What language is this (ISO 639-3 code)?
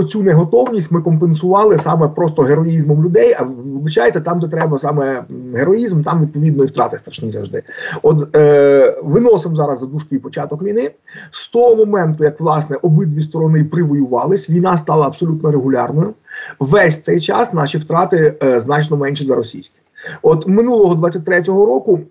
ukr